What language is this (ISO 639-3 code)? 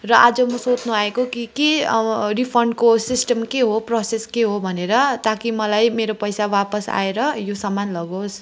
nep